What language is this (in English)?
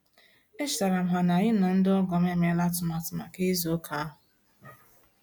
Igbo